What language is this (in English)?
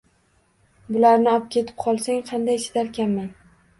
Uzbek